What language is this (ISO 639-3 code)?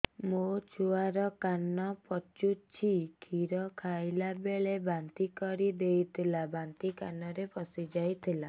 ori